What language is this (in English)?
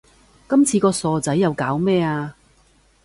Cantonese